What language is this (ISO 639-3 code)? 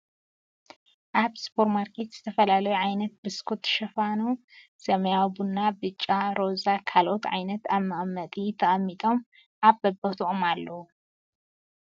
tir